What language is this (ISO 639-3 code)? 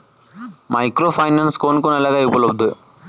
ben